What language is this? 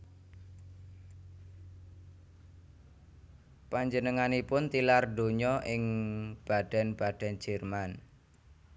Javanese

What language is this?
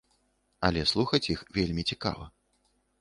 Belarusian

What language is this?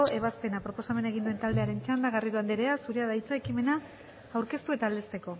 Basque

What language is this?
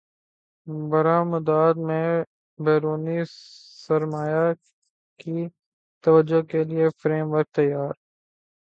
Urdu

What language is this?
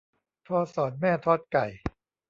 Thai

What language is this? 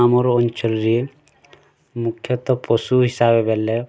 Odia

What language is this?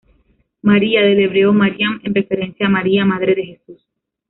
Spanish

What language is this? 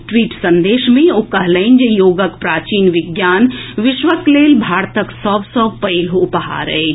Maithili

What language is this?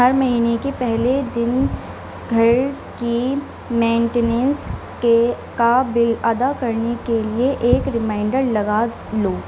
Urdu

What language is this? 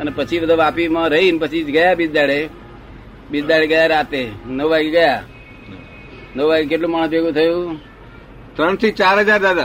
Gujarati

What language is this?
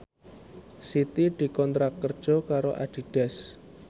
Javanese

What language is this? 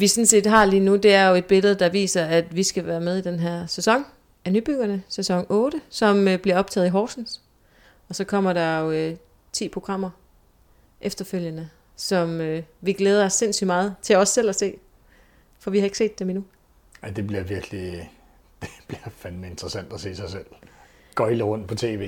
Danish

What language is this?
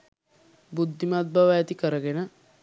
Sinhala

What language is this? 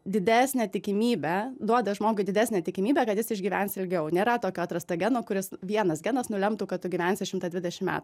Lithuanian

